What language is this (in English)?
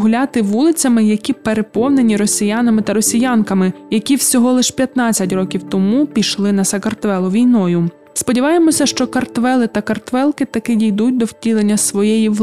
Ukrainian